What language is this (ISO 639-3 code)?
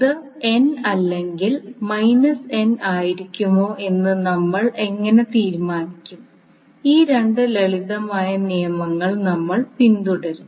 mal